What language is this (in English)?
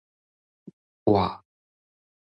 Min Nan Chinese